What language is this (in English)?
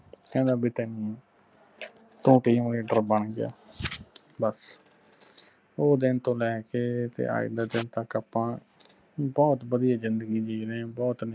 Punjabi